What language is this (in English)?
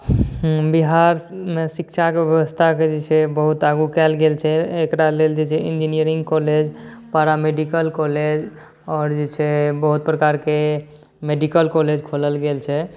Maithili